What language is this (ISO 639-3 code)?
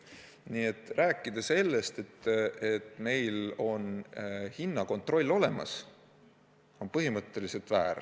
est